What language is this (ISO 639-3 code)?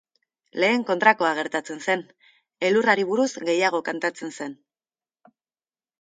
eus